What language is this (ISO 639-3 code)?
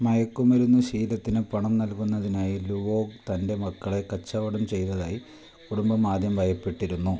mal